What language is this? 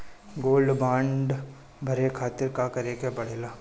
Bhojpuri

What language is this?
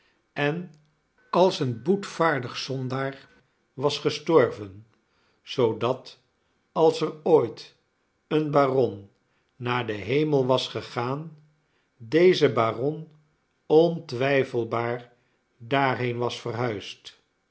Dutch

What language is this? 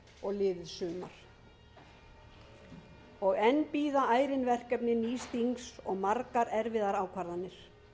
Icelandic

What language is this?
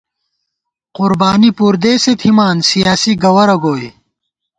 Gawar-Bati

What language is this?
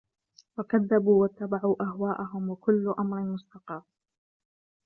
Arabic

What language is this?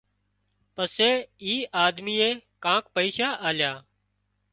Wadiyara Koli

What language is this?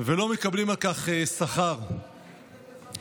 Hebrew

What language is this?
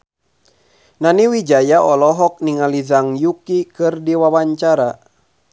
Sundanese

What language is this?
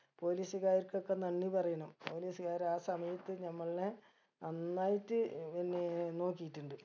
Malayalam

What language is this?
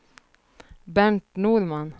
Swedish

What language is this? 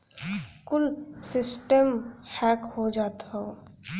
Bhojpuri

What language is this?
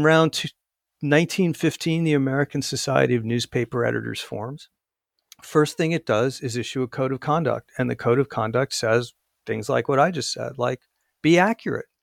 English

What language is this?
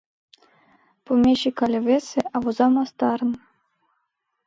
Mari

